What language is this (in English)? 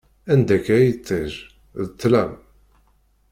Kabyle